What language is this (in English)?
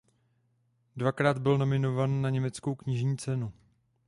Czech